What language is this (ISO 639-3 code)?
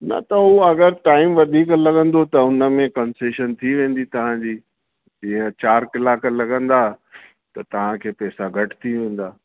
snd